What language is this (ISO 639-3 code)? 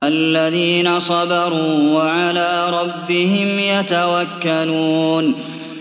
ara